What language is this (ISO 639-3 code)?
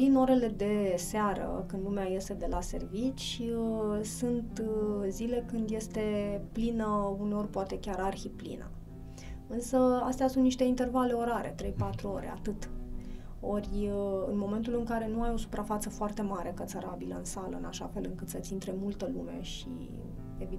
ron